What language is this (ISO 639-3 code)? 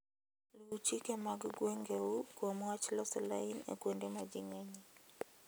luo